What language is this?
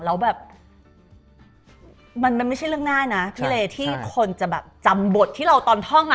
Thai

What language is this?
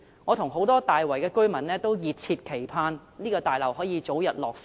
Cantonese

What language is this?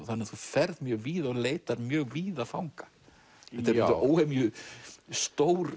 Icelandic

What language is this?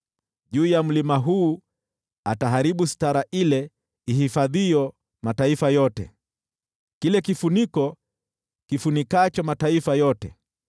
Swahili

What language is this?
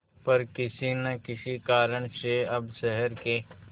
Hindi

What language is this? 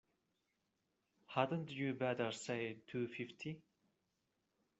English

